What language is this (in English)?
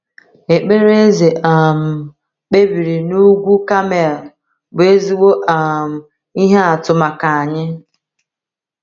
Igbo